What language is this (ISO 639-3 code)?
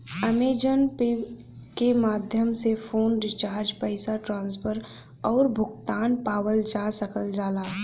bho